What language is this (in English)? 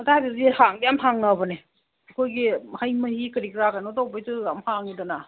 Manipuri